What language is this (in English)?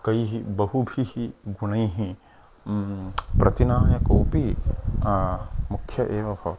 Sanskrit